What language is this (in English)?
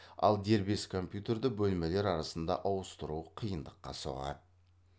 Kazakh